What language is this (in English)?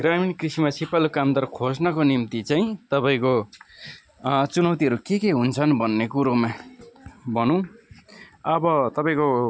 Nepali